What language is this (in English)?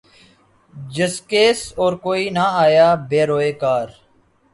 Urdu